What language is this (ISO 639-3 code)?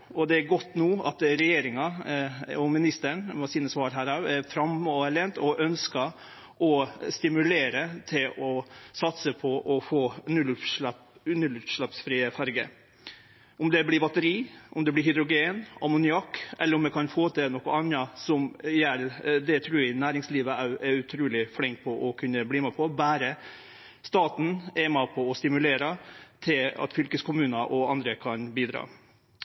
nno